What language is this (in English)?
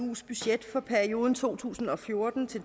Danish